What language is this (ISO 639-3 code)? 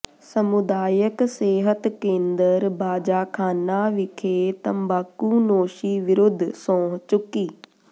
pan